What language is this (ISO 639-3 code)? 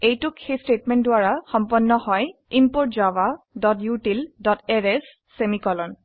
asm